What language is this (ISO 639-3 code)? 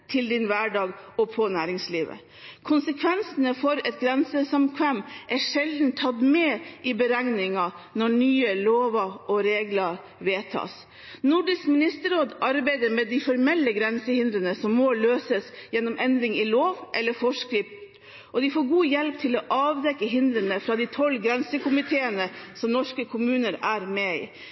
nob